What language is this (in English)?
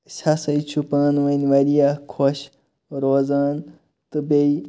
Kashmiri